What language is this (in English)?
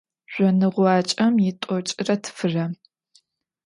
Adyghe